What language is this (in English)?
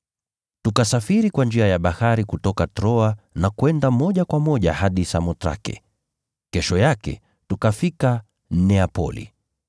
Swahili